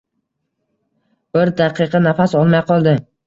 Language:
Uzbek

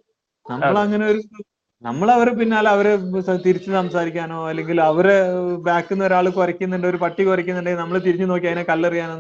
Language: Malayalam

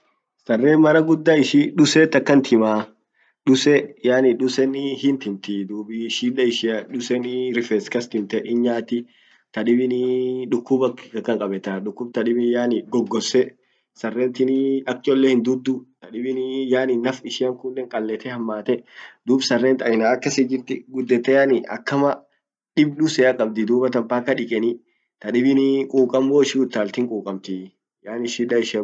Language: Orma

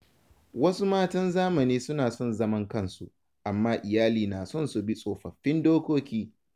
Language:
Hausa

